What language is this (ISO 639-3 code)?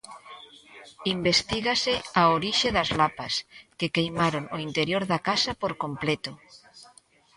glg